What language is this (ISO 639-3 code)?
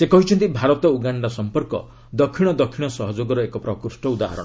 ori